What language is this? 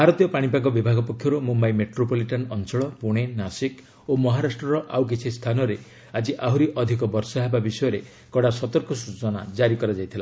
Odia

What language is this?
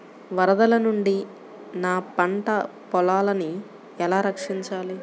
Telugu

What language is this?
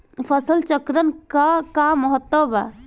Bhojpuri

